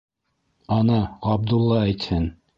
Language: Bashkir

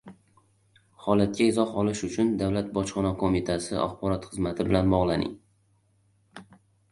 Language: Uzbek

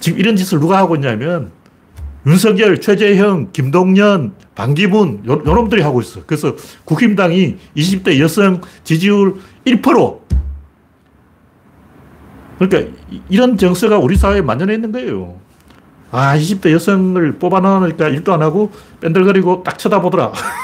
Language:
Korean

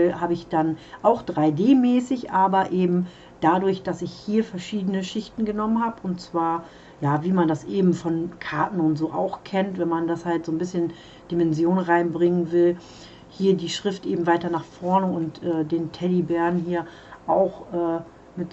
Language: German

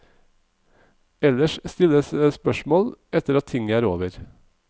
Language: Norwegian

